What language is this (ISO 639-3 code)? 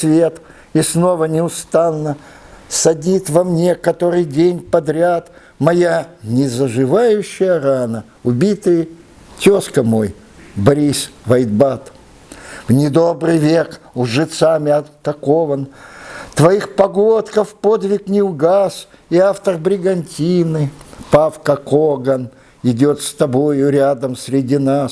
rus